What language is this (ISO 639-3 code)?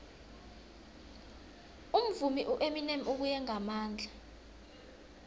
nbl